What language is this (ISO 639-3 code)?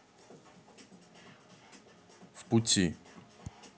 rus